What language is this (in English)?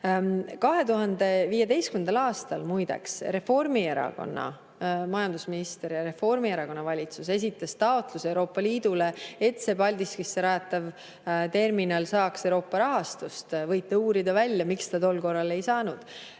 Estonian